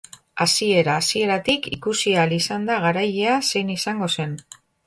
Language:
Basque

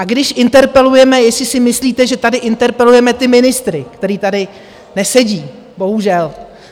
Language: Czech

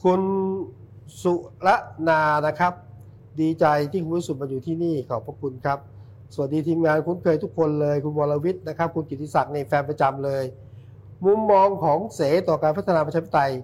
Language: Thai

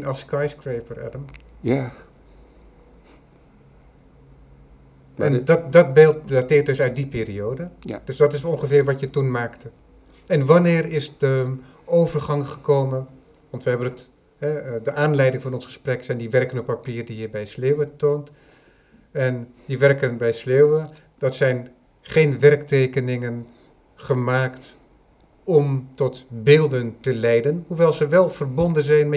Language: Dutch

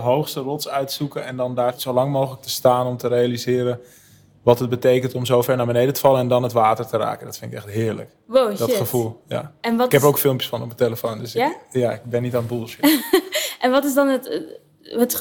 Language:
Dutch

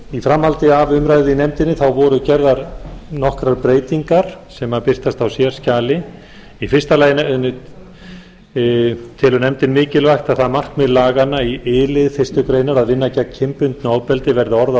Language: Icelandic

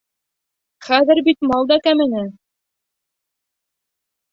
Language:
Bashkir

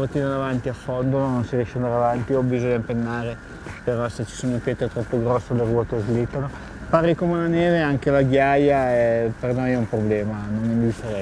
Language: Italian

